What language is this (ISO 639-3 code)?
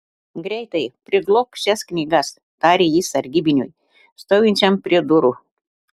lit